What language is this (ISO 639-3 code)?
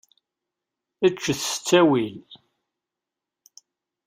kab